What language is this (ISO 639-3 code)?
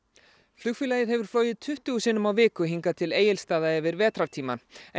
isl